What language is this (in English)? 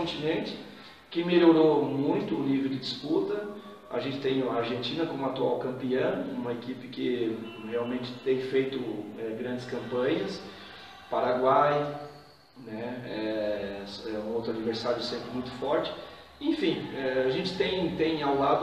Portuguese